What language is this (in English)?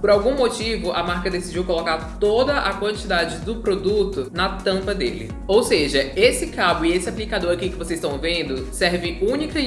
Portuguese